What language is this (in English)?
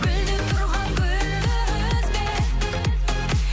Kazakh